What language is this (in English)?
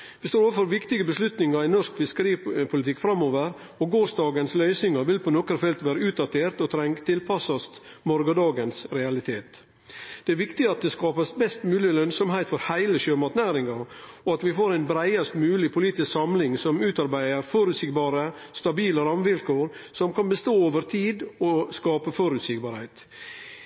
Norwegian Nynorsk